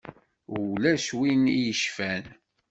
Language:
Kabyle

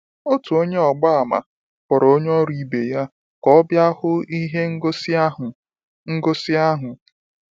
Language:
Igbo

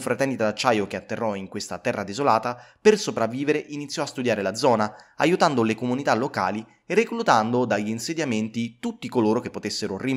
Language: Italian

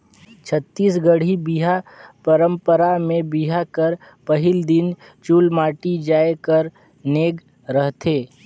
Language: Chhattisgarhi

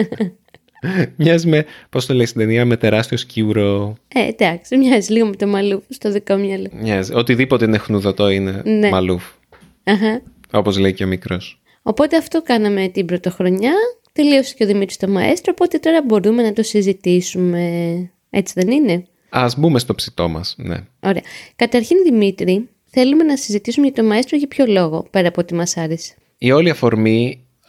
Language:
Greek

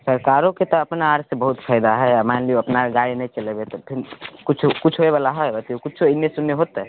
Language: Maithili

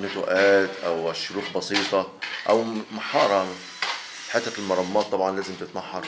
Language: Arabic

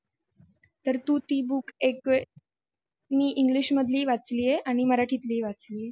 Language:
Marathi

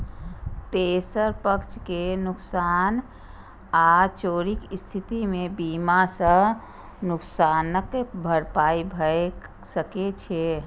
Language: Maithili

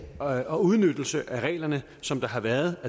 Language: Danish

